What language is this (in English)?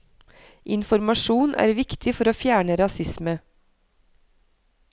Norwegian